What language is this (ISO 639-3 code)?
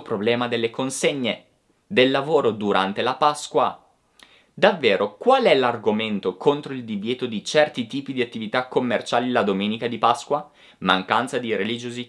ita